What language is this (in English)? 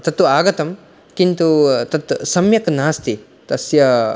Sanskrit